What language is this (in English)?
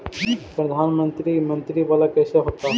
Magahi